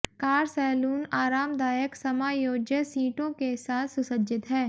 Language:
Hindi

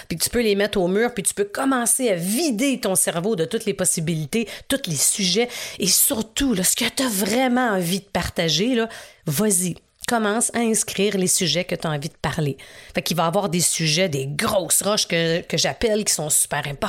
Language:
French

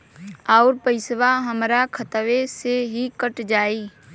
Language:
Bhojpuri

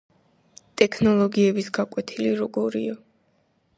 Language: Georgian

